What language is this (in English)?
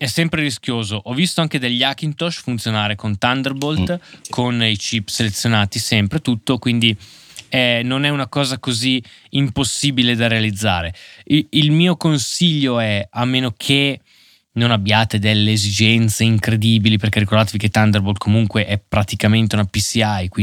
Italian